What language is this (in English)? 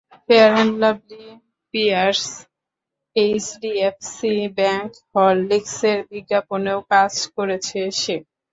Bangla